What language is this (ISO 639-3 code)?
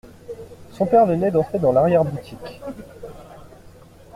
fra